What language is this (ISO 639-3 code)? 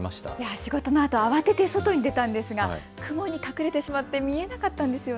jpn